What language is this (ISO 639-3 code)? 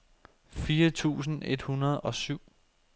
dan